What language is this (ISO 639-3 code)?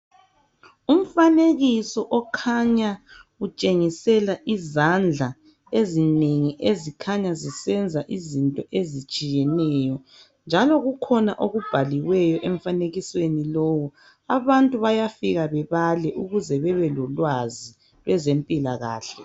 nde